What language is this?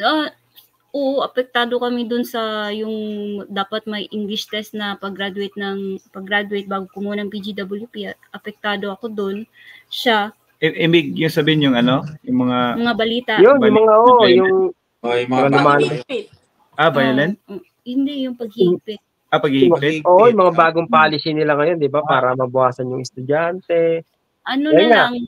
Filipino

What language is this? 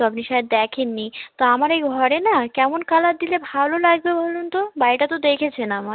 Bangla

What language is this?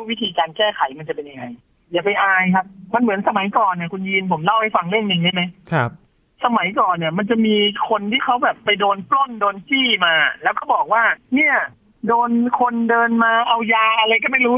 Thai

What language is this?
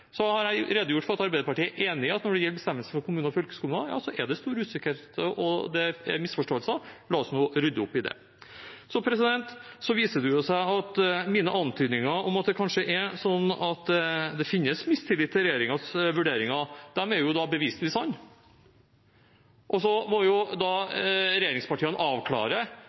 Norwegian Bokmål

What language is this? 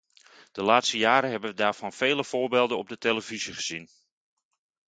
Dutch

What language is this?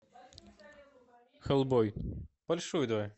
Russian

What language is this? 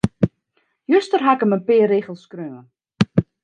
Western Frisian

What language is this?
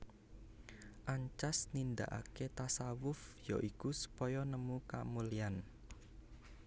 Javanese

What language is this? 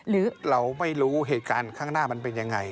Thai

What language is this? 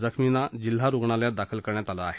Marathi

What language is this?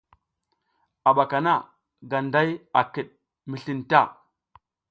South Giziga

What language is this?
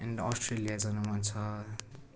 Nepali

